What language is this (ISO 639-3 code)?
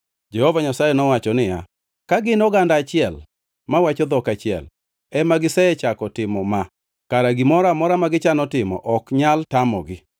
luo